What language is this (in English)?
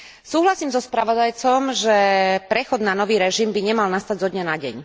Slovak